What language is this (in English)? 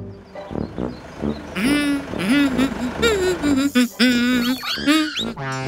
Malay